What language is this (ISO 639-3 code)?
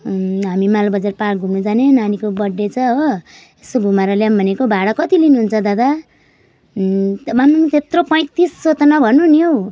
nep